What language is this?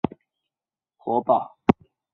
Chinese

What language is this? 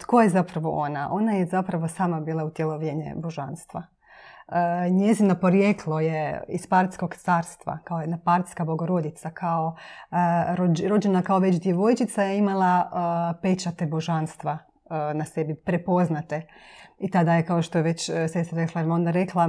Croatian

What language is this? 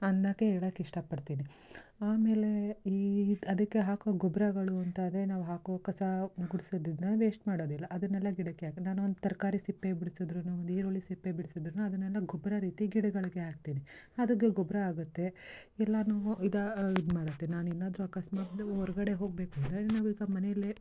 Kannada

